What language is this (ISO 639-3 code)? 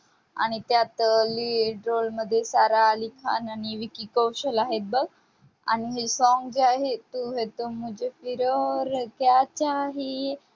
mar